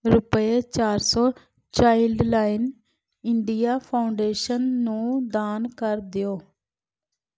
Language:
Punjabi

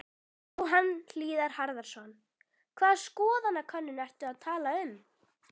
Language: Icelandic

